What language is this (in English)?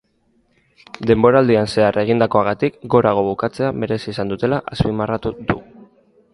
Basque